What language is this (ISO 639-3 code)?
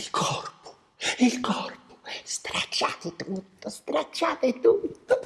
ita